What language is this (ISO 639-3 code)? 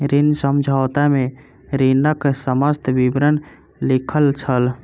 mai